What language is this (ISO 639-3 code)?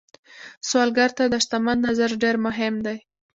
pus